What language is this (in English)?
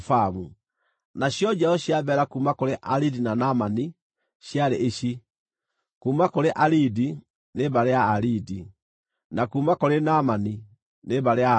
Kikuyu